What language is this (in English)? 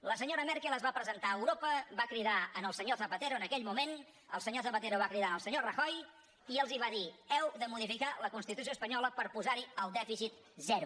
Catalan